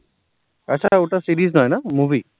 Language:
Bangla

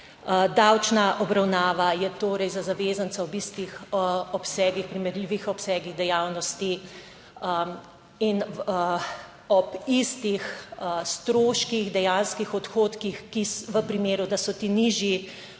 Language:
Slovenian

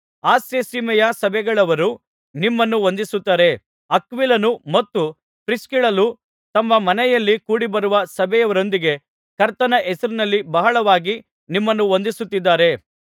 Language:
Kannada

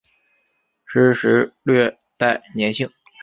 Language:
Chinese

